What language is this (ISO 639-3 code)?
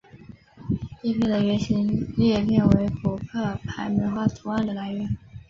zho